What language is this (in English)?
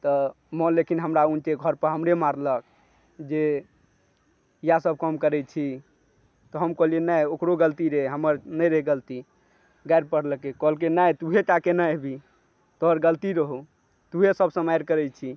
Maithili